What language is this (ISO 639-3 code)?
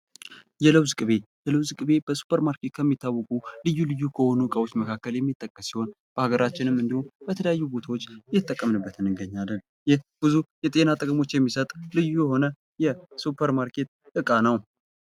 amh